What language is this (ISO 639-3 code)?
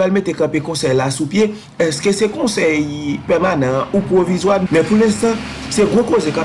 fra